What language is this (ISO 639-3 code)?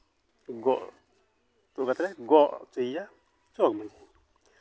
sat